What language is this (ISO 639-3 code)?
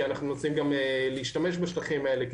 heb